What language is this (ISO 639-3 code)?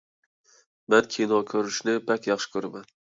uig